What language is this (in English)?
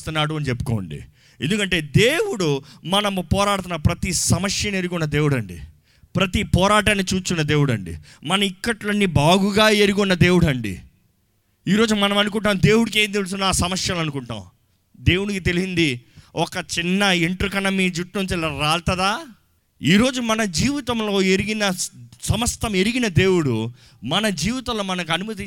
Telugu